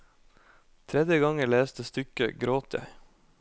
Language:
Norwegian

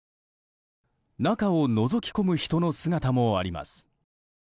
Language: Japanese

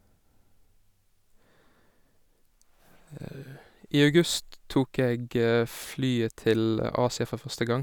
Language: Norwegian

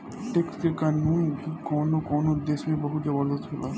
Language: Bhojpuri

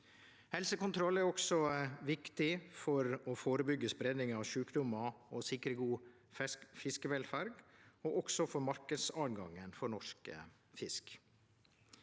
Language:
Norwegian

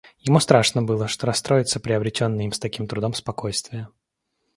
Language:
Russian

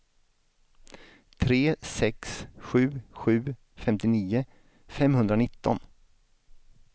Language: Swedish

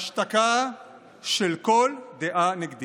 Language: Hebrew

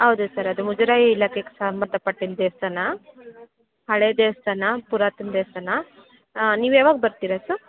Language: Kannada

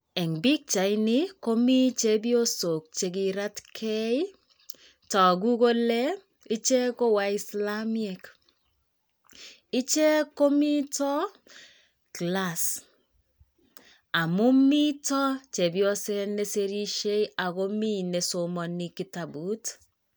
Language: Kalenjin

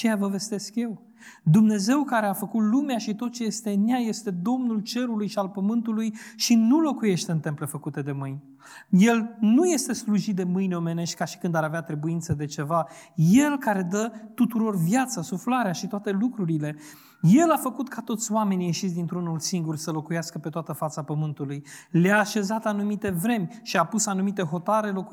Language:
Romanian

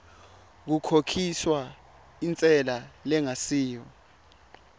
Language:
Swati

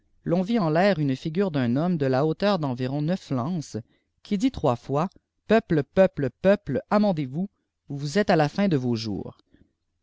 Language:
French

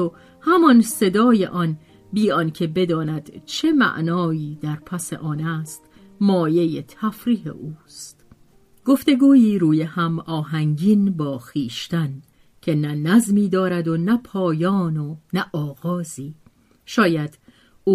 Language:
Persian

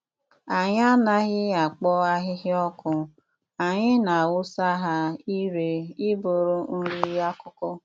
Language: Igbo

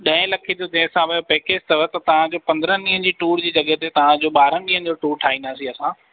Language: Sindhi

